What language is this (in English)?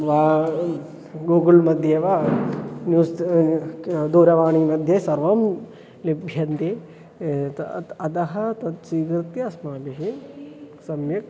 Sanskrit